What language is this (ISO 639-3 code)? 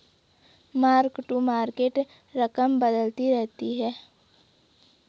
hin